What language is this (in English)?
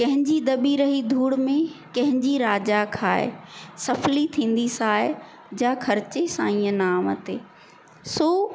Sindhi